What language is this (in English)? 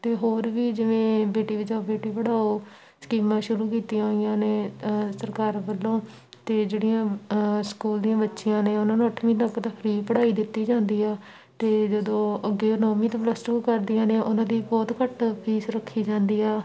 Punjabi